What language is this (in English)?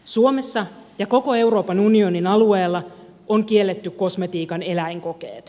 Finnish